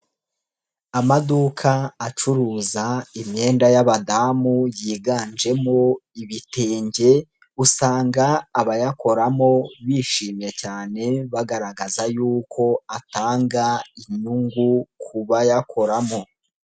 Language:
Kinyarwanda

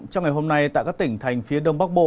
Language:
Vietnamese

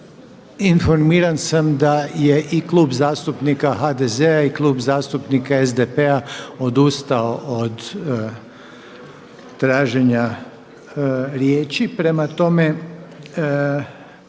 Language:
Croatian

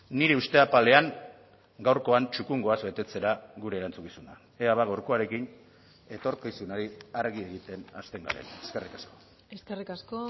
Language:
Basque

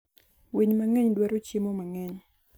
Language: Luo (Kenya and Tanzania)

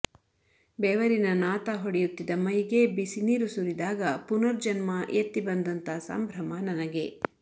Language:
Kannada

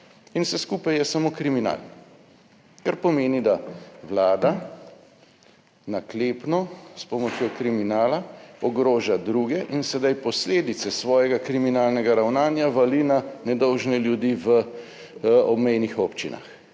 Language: Slovenian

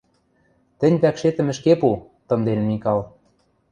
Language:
Western Mari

